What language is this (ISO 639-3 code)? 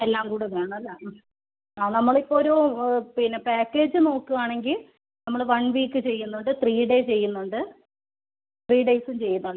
mal